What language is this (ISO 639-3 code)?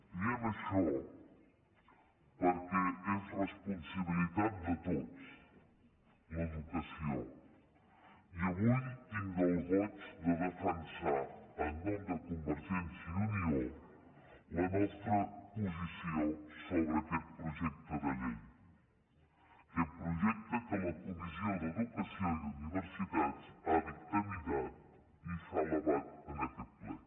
cat